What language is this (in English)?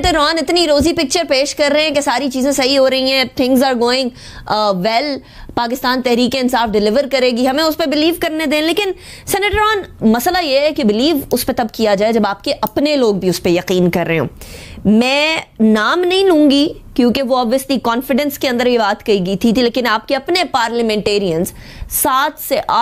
Hindi